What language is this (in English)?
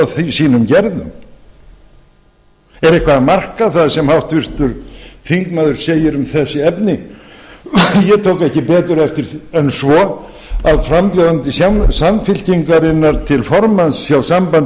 Icelandic